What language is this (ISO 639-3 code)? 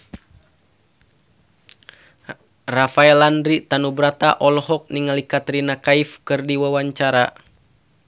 sun